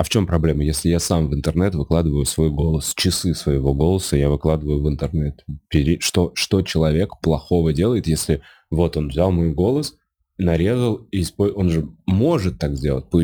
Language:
Russian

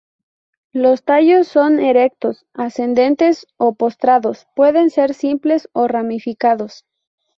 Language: Spanish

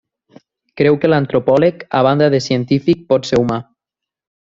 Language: Catalan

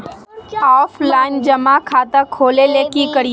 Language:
Magahi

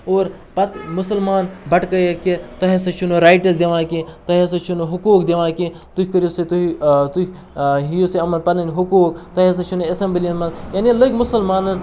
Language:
Kashmiri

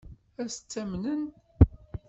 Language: Kabyle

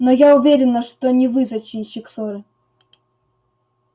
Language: Russian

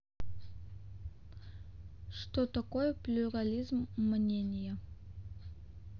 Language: Russian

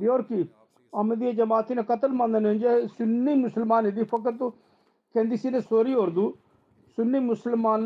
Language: Turkish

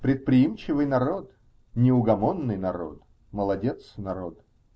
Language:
Russian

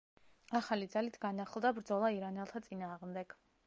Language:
Georgian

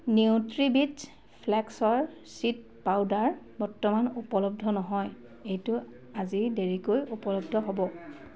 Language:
Assamese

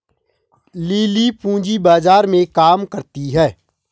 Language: Hindi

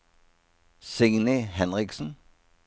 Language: Norwegian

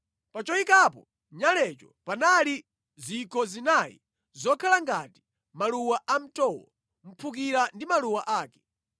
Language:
Nyanja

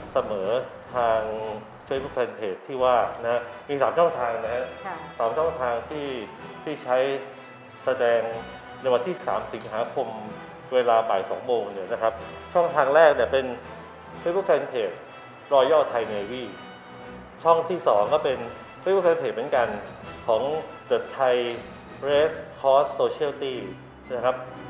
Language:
Thai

